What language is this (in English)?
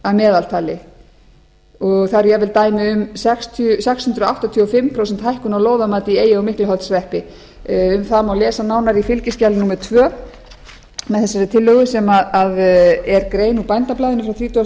Icelandic